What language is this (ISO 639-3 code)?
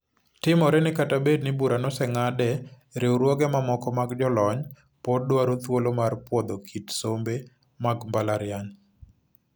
luo